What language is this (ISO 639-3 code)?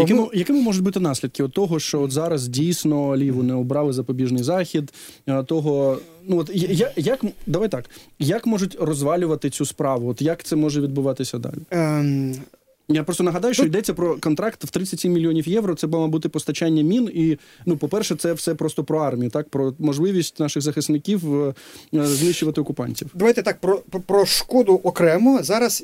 ukr